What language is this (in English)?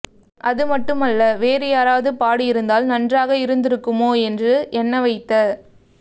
Tamil